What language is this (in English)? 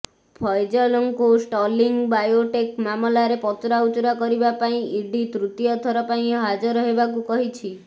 Odia